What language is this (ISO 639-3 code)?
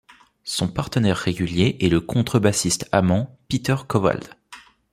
fra